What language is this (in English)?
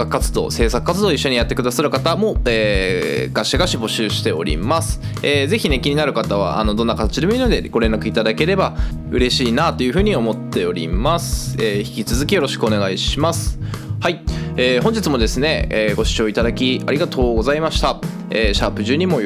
Japanese